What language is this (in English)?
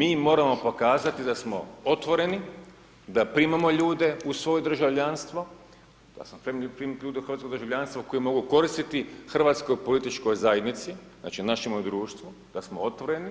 Croatian